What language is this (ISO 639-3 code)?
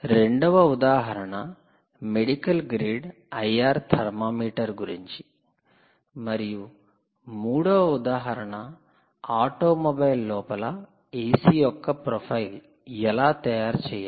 tel